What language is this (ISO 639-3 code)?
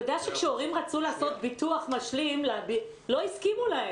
heb